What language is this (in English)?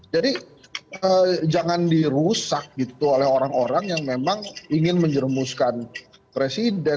Indonesian